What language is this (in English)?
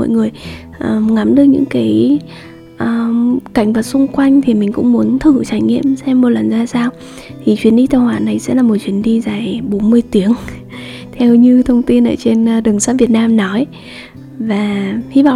Vietnamese